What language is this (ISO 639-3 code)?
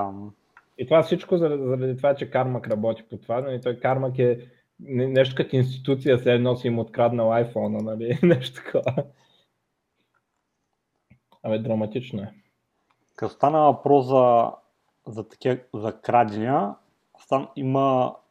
bul